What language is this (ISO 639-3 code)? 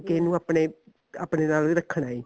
pan